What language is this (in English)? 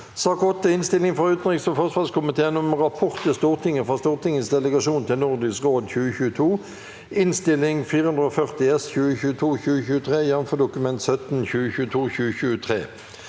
Norwegian